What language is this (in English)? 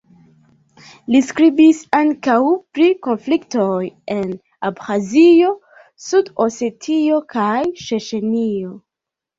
Esperanto